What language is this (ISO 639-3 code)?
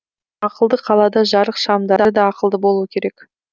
kaz